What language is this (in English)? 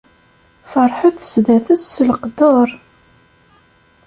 Kabyle